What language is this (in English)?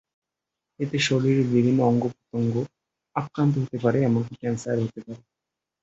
Bangla